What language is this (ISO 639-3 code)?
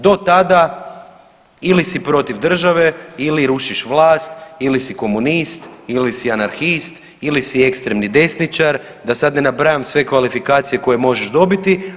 hrv